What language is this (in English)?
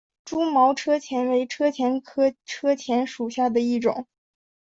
Chinese